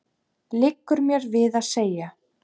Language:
Icelandic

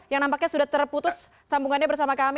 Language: Indonesian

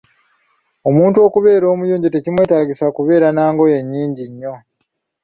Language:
Ganda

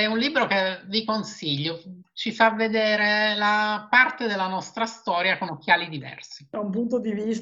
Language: Italian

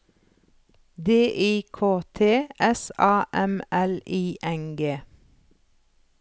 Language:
Norwegian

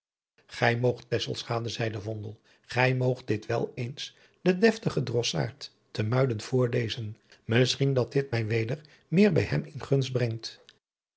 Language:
Dutch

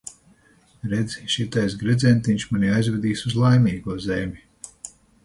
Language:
Latvian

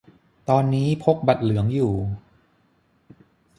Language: Thai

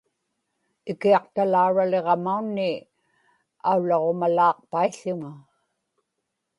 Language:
Inupiaq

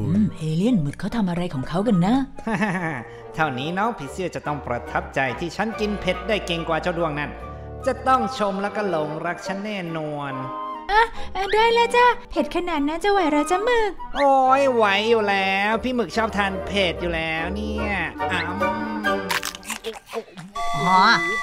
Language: Thai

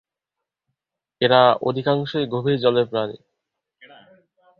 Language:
Bangla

